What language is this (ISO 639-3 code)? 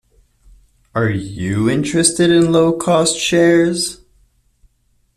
eng